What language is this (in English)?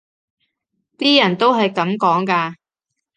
Cantonese